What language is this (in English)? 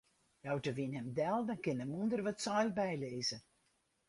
Western Frisian